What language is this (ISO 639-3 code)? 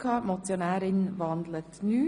gsw